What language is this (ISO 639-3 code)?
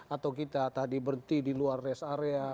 ind